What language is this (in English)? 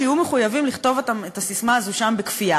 Hebrew